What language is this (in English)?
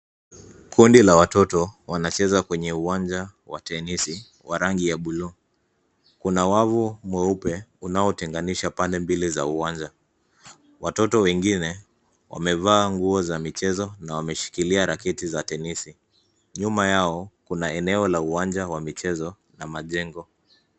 Swahili